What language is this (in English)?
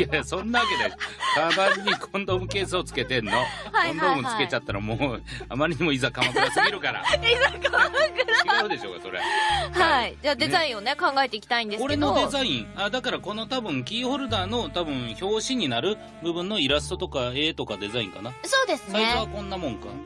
Japanese